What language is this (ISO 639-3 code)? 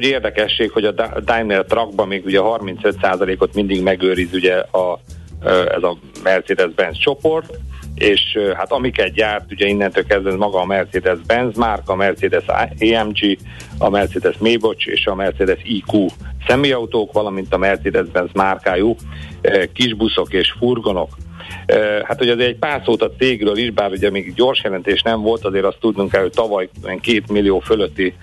hun